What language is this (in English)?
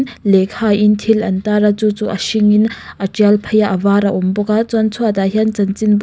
Mizo